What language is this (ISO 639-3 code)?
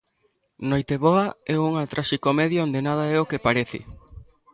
glg